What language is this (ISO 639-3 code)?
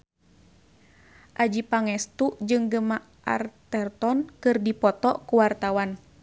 sun